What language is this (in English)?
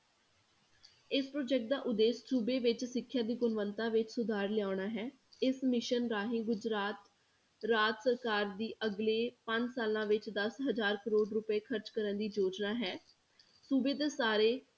Punjabi